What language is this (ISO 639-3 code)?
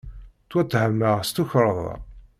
kab